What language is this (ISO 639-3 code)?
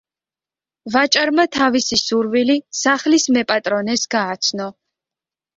kat